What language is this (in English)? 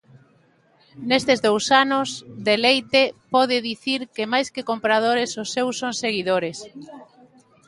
Galician